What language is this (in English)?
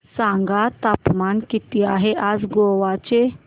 Marathi